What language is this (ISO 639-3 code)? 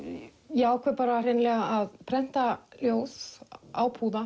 isl